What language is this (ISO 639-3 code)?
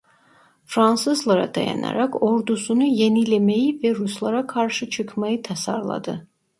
tur